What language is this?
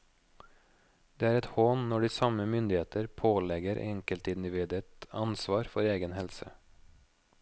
Norwegian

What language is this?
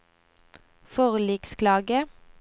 Norwegian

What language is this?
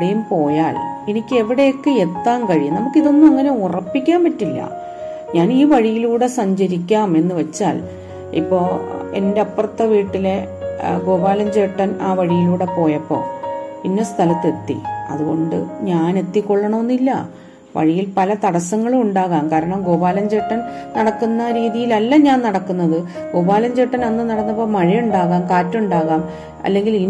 Malayalam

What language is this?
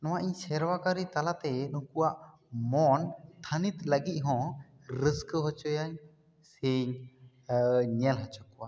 Santali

